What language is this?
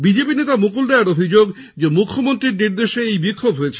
Bangla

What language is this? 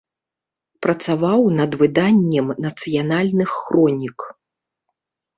Belarusian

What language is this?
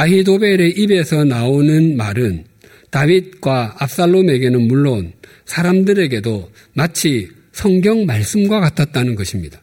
Korean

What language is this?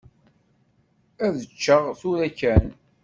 Kabyle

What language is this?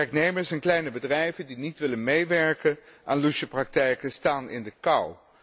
Dutch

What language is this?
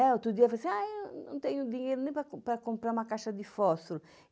Portuguese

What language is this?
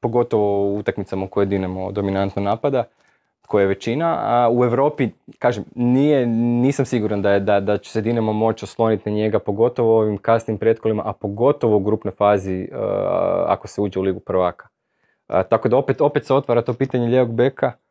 Croatian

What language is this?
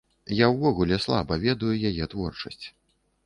Belarusian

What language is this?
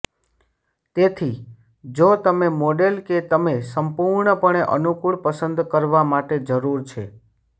Gujarati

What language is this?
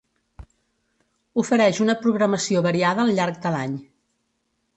Catalan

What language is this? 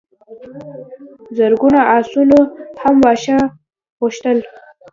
Pashto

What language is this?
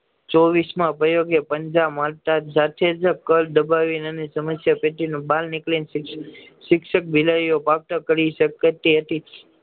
Gujarati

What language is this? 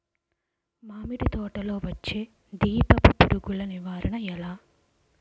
Telugu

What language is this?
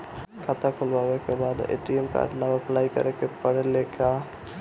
Bhojpuri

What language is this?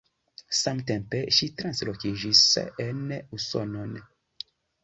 Esperanto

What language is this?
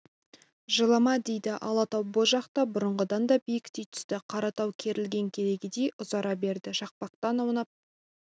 Kazakh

